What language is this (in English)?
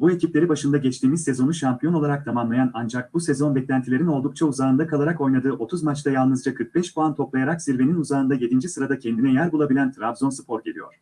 Turkish